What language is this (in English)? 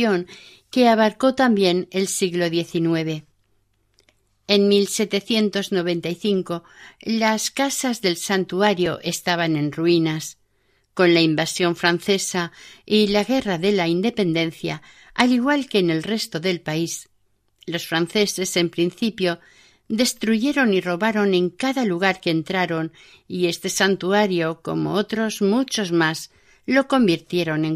Spanish